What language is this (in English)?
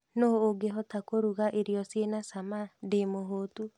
Kikuyu